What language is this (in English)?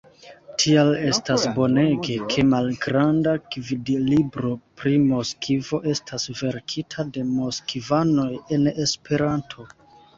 Esperanto